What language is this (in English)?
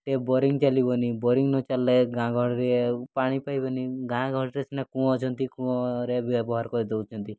Odia